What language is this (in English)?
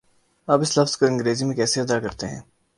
Urdu